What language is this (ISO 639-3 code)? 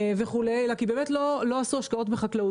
heb